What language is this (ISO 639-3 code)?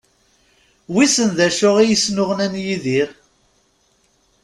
kab